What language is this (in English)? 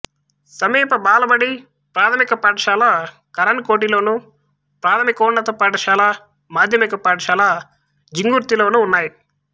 Telugu